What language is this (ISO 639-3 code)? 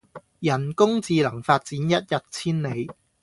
yue